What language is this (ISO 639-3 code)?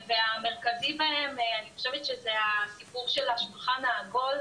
heb